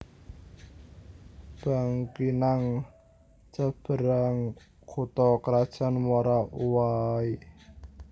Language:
Javanese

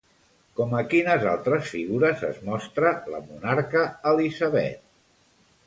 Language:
Catalan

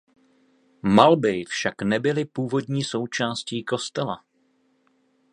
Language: Czech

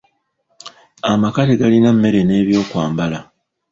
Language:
Ganda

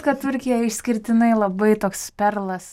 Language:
Lithuanian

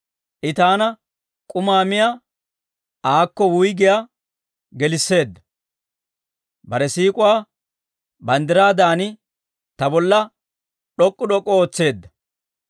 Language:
Dawro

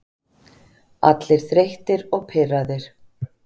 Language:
Icelandic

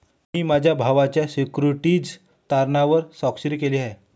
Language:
Marathi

